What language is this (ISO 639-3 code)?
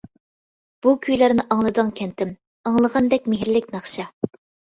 uig